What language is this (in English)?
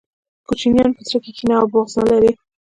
Pashto